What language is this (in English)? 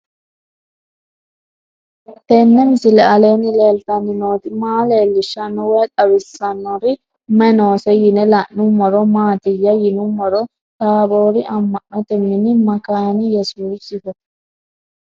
Sidamo